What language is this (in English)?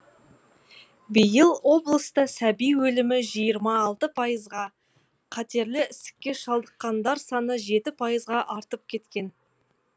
Kazakh